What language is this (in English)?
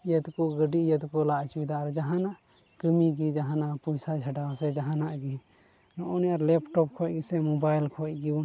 Santali